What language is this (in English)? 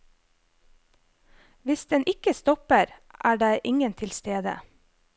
Norwegian